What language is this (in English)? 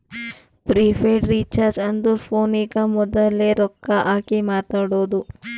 Kannada